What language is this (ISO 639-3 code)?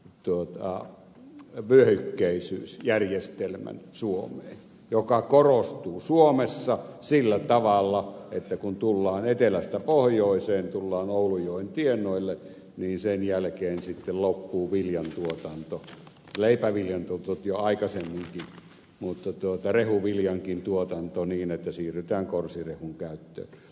fin